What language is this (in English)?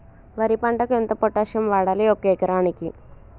Telugu